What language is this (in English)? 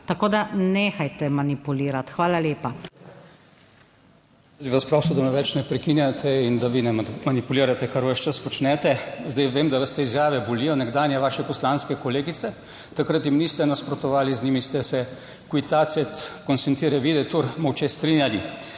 Slovenian